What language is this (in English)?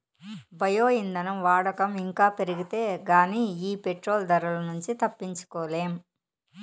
Telugu